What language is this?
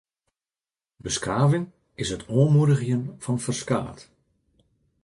Western Frisian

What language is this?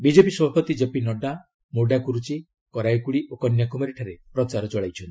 Odia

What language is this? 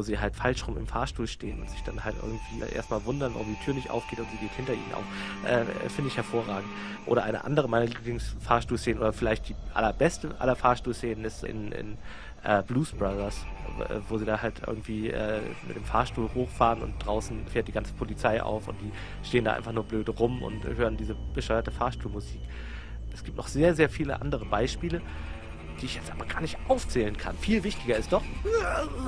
German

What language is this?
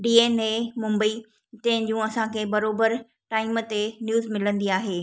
Sindhi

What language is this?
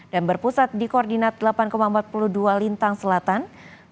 Indonesian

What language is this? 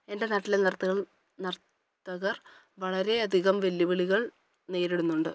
Malayalam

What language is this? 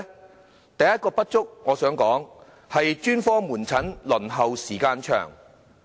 Cantonese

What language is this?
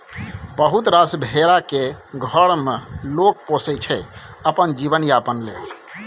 Maithili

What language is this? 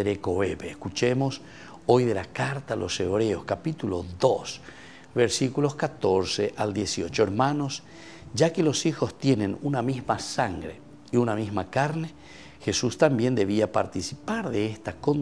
Spanish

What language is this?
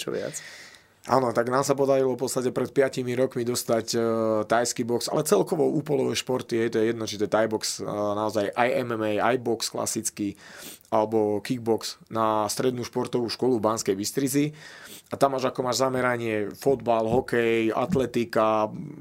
Slovak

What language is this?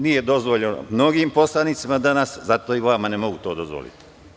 Serbian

